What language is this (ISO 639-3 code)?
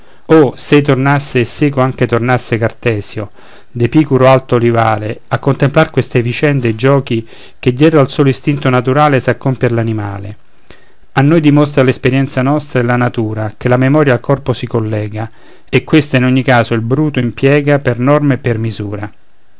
ita